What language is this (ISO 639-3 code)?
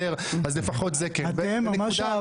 heb